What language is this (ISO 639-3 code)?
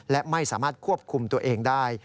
tha